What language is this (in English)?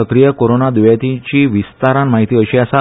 Konkani